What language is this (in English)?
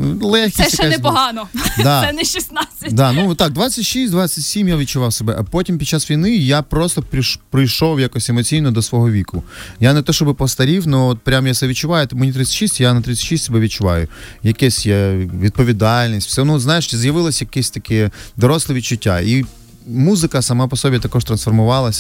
Ukrainian